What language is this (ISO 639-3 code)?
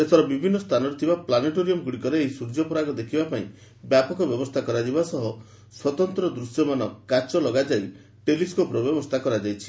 ori